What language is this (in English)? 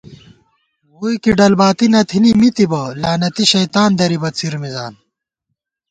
Gawar-Bati